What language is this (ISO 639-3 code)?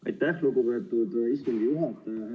est